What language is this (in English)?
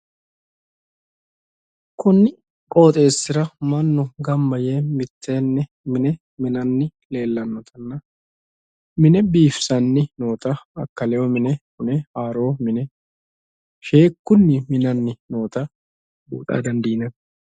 Sidamo